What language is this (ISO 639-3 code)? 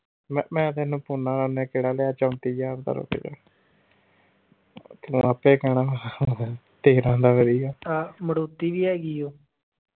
pan